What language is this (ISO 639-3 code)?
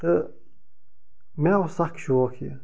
kas